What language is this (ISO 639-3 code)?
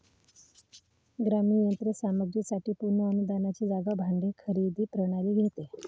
mar